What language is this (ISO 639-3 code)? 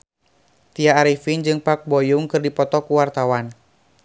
sun